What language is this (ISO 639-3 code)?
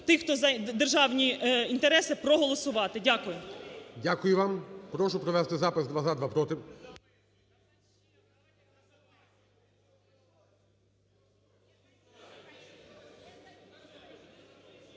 ukr